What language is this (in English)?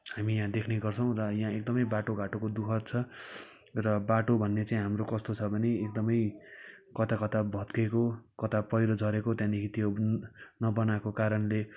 Nepali